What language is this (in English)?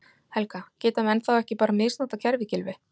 Icelandic